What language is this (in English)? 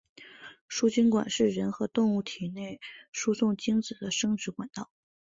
Chinese